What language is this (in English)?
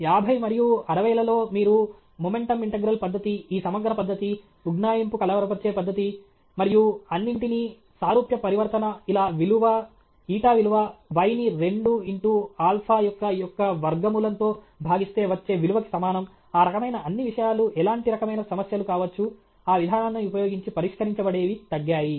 Telugu